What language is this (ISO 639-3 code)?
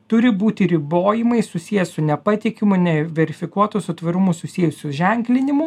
lit